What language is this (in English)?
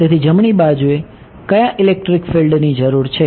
Gujarati